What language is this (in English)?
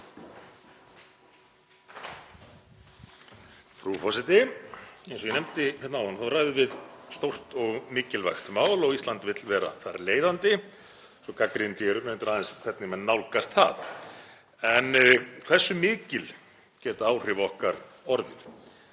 Icelandic